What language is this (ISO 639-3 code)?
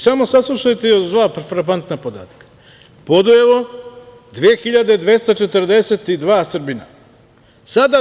srp